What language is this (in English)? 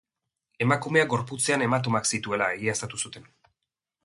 Basque